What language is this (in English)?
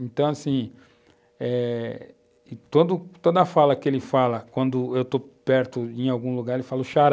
Portuguese